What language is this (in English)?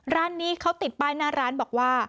Thai